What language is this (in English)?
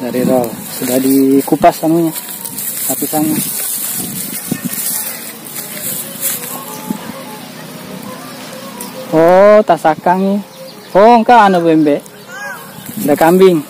Indonesian